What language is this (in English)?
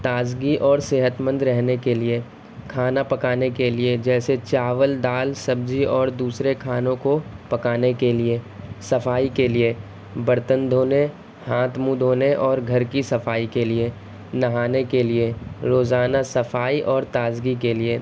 Urdu